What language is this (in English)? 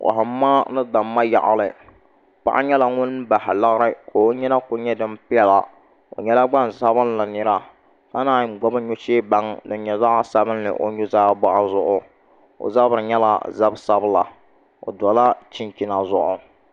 Dagbani